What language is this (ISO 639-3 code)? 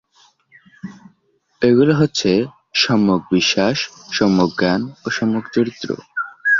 ben